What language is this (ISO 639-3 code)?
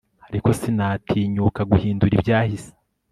kin